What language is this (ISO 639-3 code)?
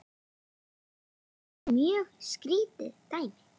isl